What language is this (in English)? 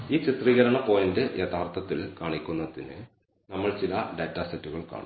Malayalam